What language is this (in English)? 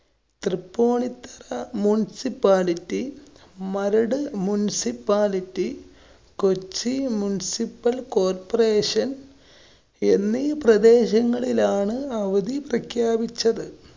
Malayalam